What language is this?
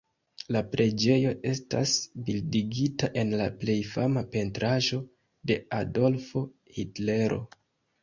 Esperanto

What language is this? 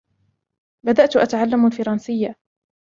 Arabic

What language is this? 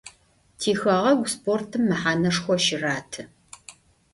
Adyghe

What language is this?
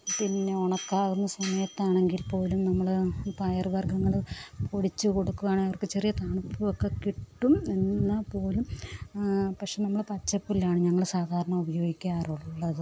Malayalam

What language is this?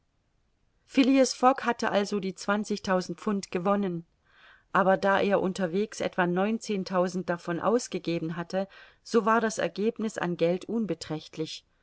German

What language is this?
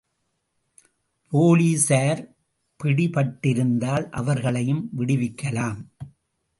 Tamil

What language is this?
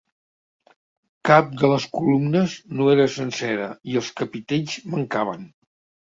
Catalan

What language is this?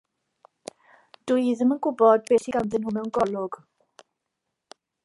Welsh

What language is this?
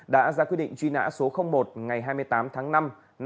Vietnamese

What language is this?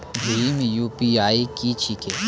Maithili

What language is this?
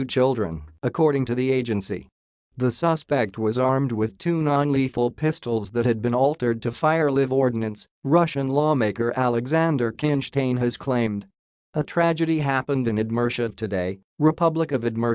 English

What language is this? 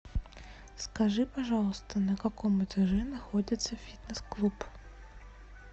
Russian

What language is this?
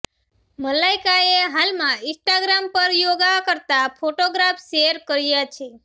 Gujarati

